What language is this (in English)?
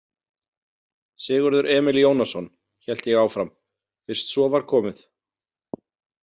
Icelandic